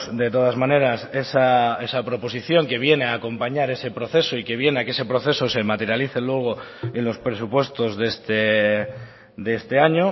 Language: Spanish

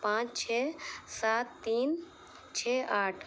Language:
Urdu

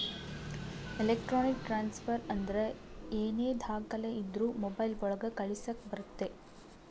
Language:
Kannada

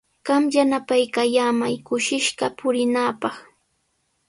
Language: Sihuas Ancash Quechua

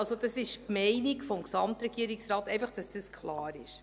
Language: Swiss German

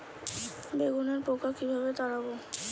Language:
Bangla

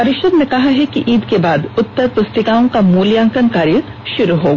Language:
Hindi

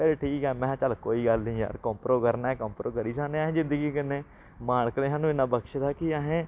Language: Dogri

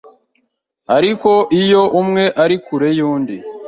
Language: Kinyarwanda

